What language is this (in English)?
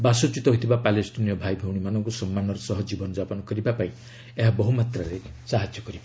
Odia